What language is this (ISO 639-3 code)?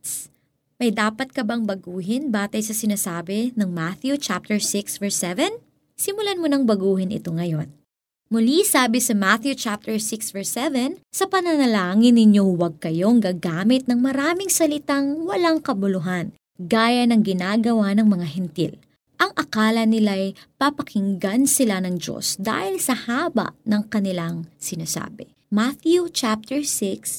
fil